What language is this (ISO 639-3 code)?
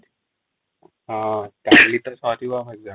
ori